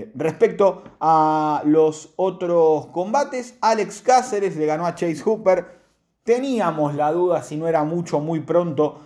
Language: Spanish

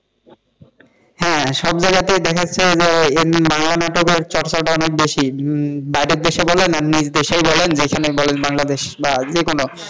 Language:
Bangla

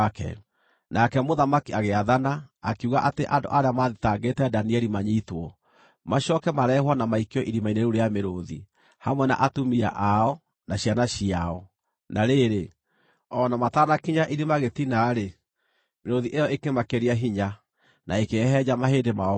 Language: Kikuyu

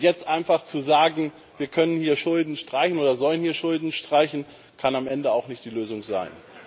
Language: German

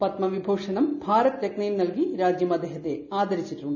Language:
Malayalam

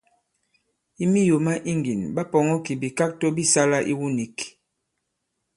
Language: Bankon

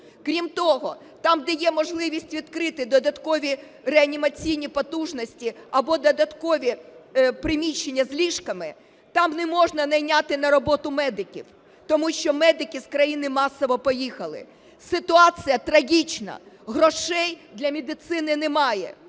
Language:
Ukrainian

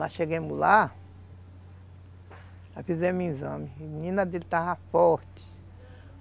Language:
Portuguese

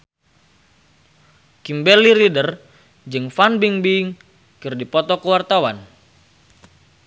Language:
Sundanese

